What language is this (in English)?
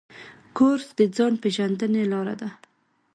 Pashto